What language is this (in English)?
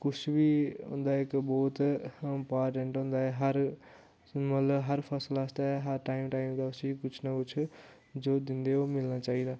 Dogri